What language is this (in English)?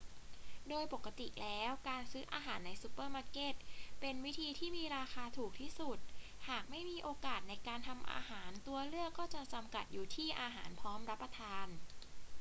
Thai